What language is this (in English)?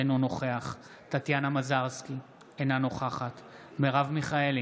Hebrew